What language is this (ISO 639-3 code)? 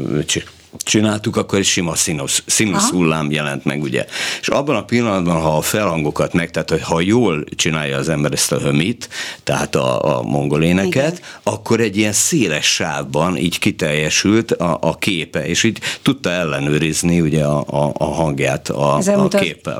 hun